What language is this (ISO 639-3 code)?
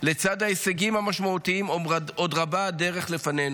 heb